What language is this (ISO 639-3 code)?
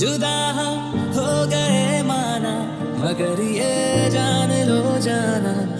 hin